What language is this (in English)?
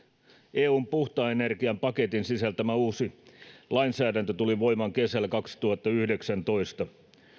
Finnish